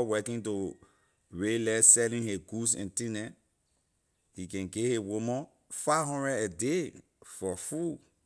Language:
Liberian English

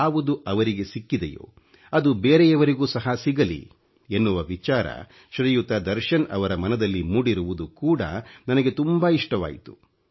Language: Kannada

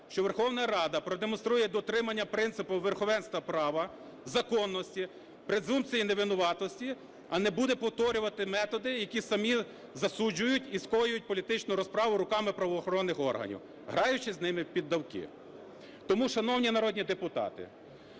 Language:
Ukrainian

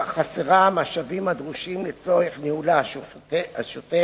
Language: Hebrew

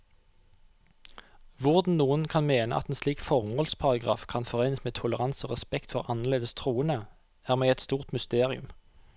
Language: Norwegian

